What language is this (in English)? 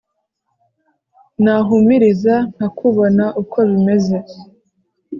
Kinyarwanda